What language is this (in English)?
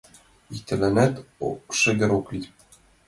Mari